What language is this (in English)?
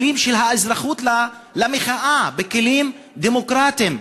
Hebrew